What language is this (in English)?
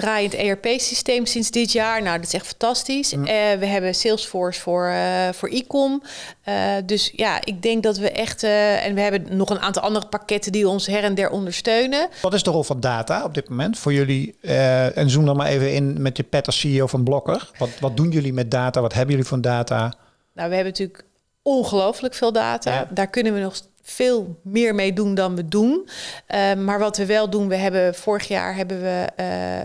Dutch